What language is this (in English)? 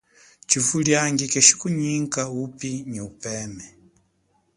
Chokwe